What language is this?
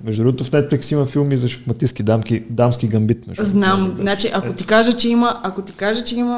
Bulgarian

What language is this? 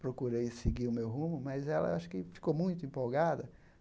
Portuguese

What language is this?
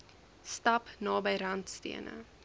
Afrikaans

